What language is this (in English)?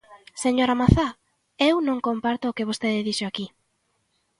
Galician